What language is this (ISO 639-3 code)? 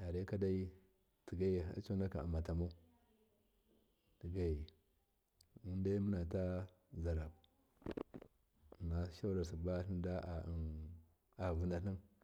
mkf